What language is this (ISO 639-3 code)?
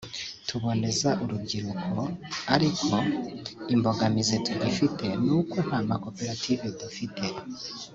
kin